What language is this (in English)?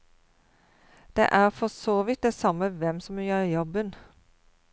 Norwegian